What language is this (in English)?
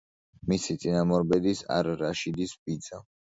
Georgian